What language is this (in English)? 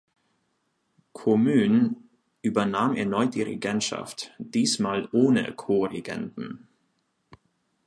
German